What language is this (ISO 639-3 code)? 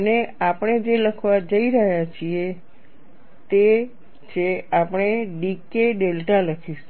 guj